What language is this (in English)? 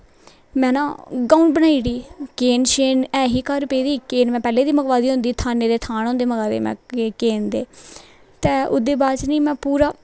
Dogri